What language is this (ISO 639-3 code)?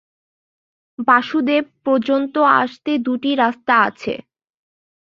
ben